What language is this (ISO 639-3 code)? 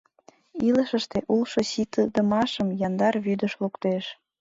chm